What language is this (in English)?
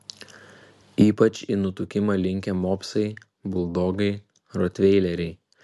Lithuanian